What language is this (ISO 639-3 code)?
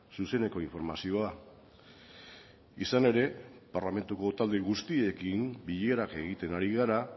eus